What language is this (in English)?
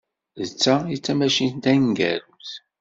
Kabyle